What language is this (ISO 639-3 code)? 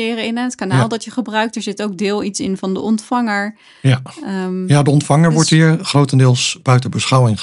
nld